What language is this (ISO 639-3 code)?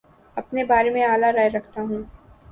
urd